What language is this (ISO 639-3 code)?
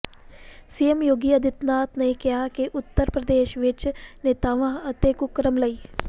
pan